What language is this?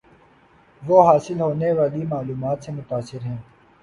Urdu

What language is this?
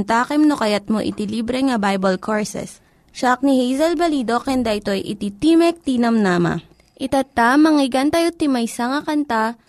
Filipino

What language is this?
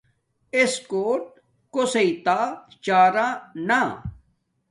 Domaaki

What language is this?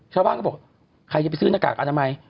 Thai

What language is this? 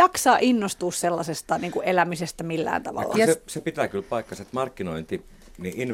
Finnish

